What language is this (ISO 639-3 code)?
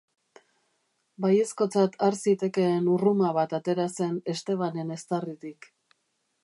eus